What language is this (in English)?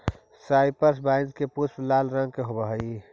Magahi